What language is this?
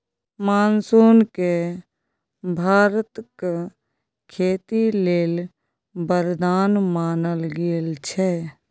Maithili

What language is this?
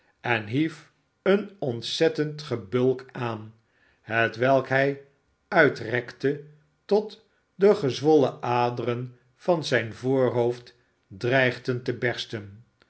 Dutch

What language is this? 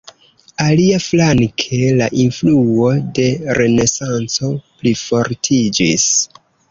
Esperanto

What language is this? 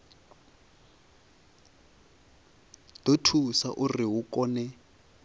Venda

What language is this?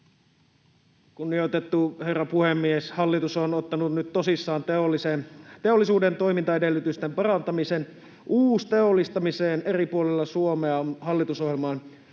Finnish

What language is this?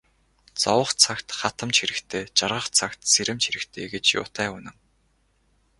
Mongolian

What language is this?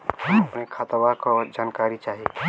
Bhojpuri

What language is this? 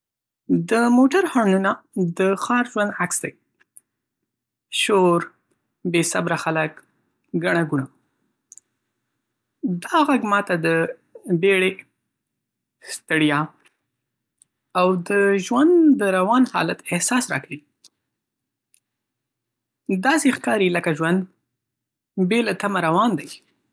Pashto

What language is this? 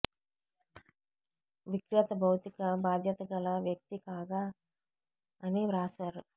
Telugu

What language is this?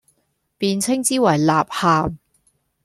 Cantonese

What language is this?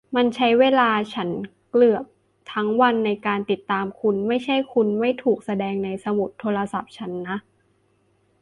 Thai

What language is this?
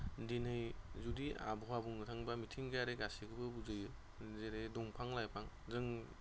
Bodo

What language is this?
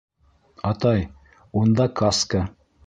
Bashkir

